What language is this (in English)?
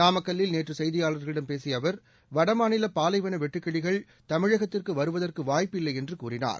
Tamil